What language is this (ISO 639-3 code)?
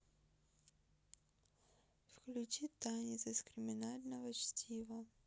rus